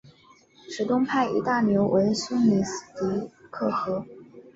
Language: Chinese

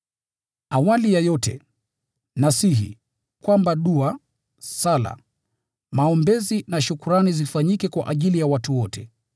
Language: Swahili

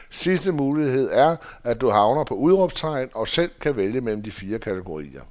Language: Danish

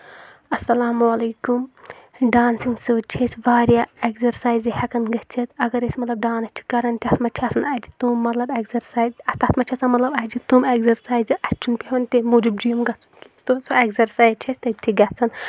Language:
Kashmiri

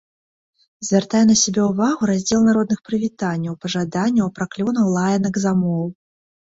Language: Belarusian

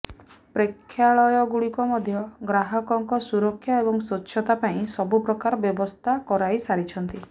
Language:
Odia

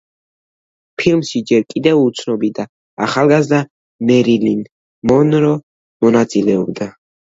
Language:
Georgian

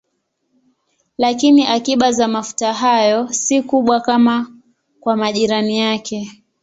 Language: Swahili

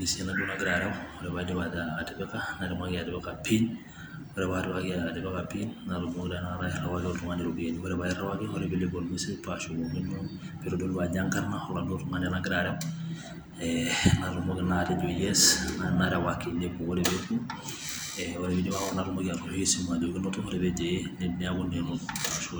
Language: Masai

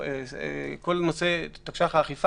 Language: Hebrew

